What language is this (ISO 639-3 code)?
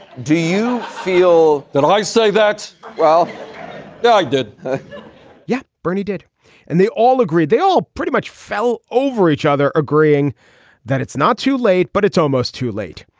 eng